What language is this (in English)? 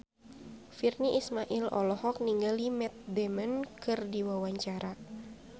Sundanese